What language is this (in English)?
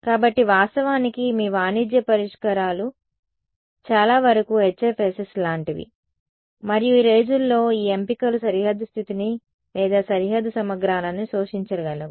Telugu